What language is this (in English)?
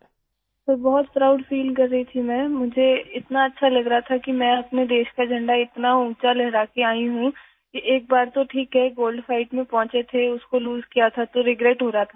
Urdu